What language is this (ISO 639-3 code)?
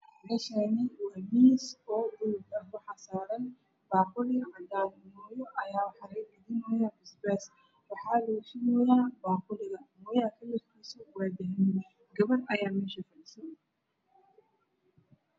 som